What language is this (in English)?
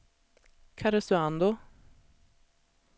Swedish